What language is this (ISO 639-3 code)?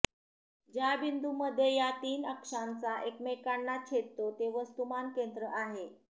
mar